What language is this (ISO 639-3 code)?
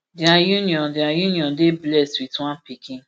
pcm